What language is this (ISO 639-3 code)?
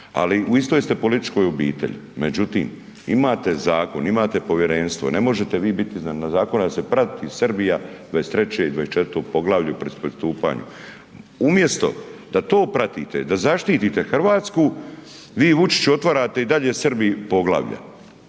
hrv